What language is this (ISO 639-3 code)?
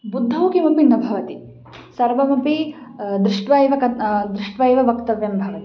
san